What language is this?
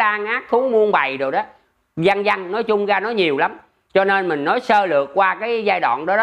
Vietnamese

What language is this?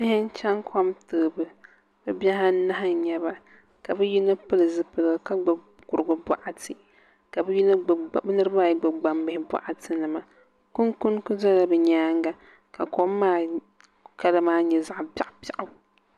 Dagbani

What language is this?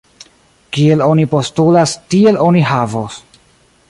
Esperanto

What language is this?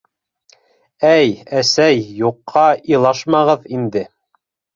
Bashkir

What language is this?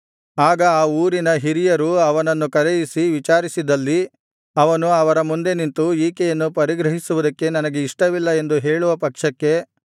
Kannada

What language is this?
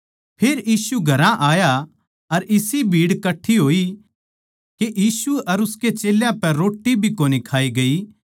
Haryanvi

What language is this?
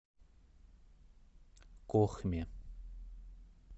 Russian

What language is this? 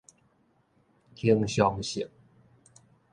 Min Nan Chinese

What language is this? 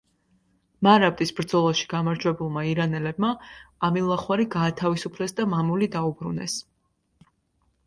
Georgian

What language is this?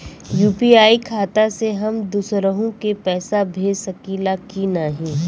Bhojpuri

